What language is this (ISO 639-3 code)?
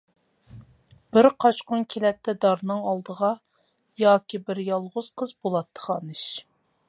uig